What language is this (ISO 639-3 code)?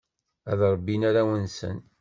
kab